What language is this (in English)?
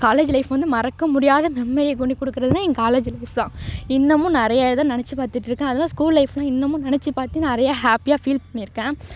Tamil